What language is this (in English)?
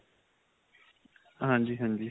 Punjabi